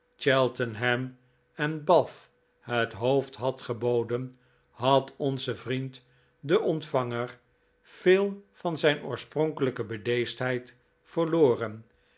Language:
Dutch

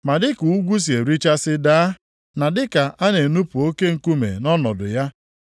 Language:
Igbo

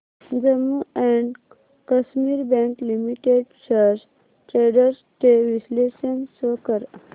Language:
Marathi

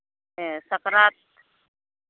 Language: Santali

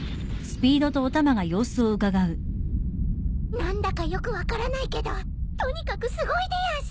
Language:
Japanese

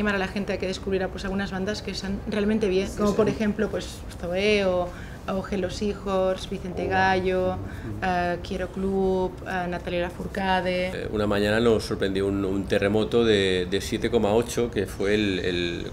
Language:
Spanish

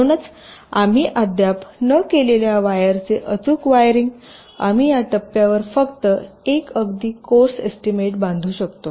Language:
Marathi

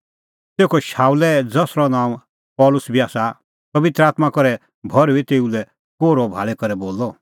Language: Kullu Pahari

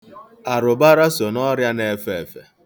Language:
Igbo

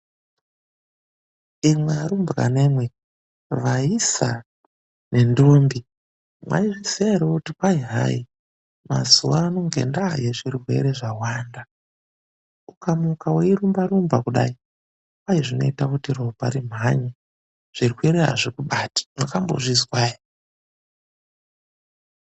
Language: Ndau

